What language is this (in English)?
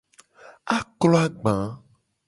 Gen